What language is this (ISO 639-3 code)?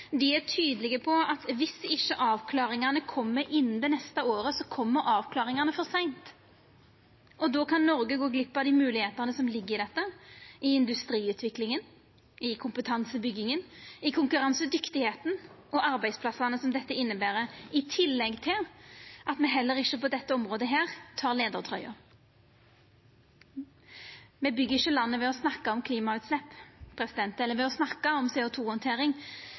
nno